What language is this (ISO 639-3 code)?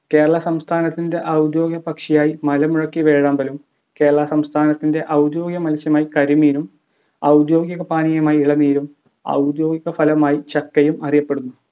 mal